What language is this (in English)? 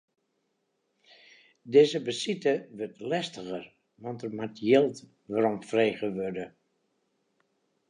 Western Frisian